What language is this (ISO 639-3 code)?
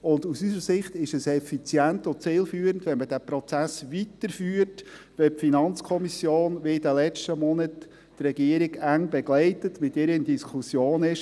gsw